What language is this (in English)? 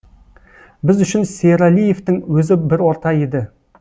Kazakh